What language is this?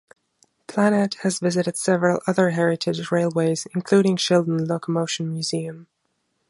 English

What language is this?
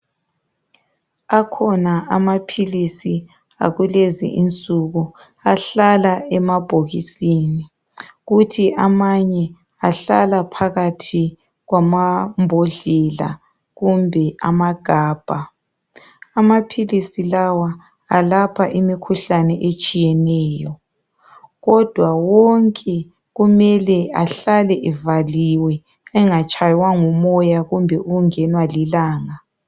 North Ndebele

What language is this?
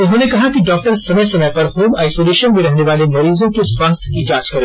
Hindi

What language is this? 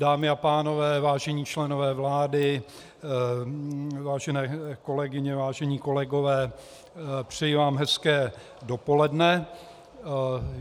Czech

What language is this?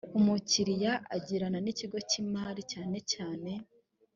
Kinyarwanda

